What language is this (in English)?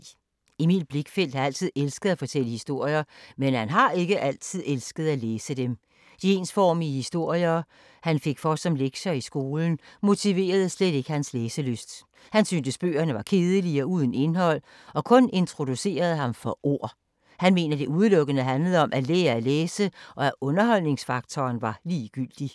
Danish